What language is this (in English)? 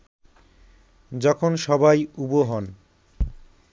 Bangla